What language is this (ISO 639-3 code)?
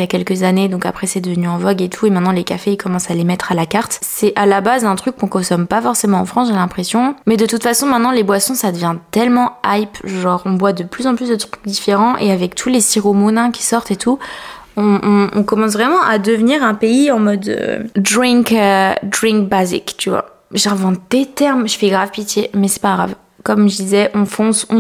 fra